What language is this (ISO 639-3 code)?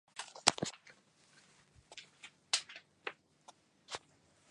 zho